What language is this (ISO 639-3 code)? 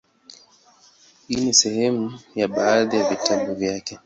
swa